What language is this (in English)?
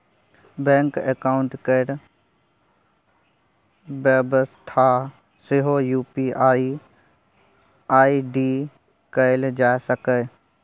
Maithili